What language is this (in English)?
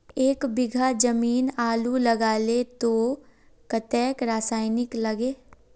Magahi